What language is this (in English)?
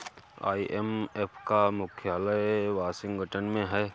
Hindi